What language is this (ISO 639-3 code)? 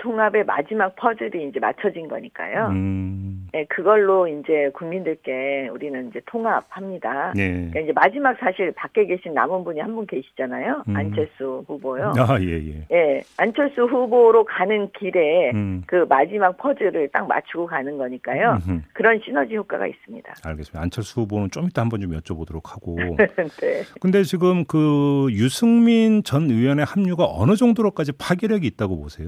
kor